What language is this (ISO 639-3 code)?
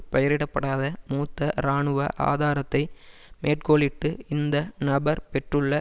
tam